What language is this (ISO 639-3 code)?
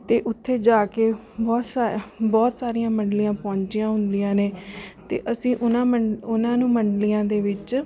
pan